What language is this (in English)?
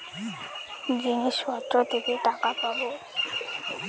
Bangla